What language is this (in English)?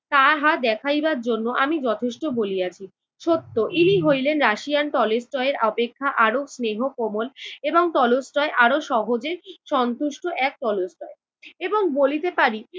Bangla